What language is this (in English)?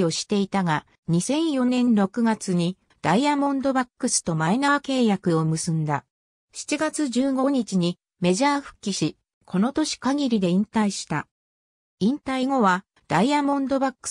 Japanese